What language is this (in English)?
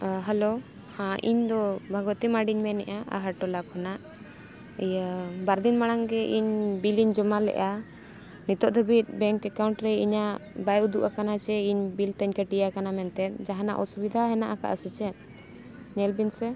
Santali